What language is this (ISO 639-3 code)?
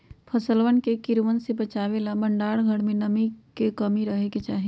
mag